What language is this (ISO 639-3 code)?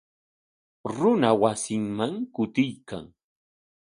qwa